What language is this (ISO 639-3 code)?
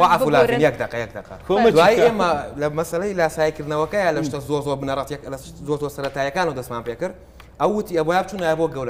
ara